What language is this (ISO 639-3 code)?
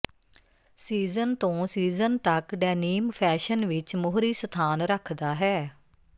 pan